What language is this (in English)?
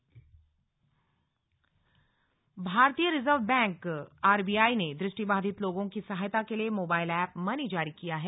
Hindi